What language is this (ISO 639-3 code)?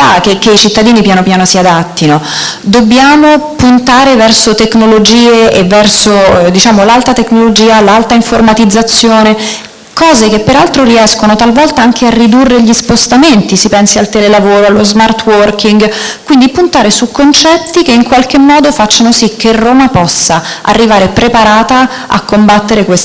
ita